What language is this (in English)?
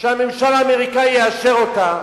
Hebrew